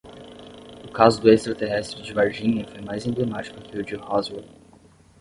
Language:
Portuguese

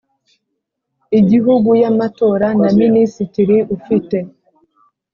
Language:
Kinyarwanda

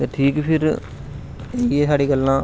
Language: Dogri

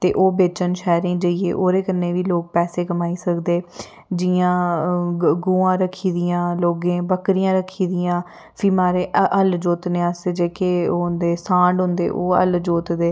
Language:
Dogri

